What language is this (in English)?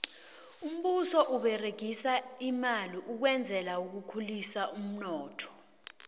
South Ndebele